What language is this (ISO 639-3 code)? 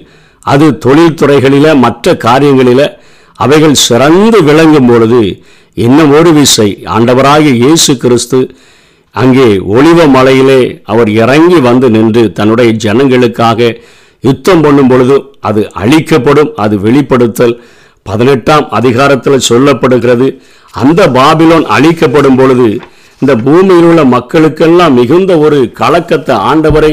tam